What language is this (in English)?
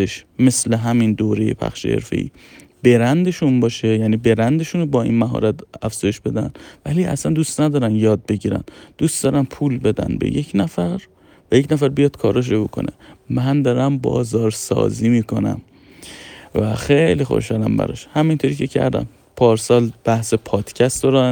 Persian